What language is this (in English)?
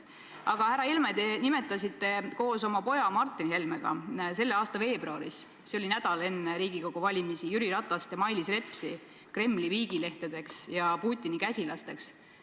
Estonian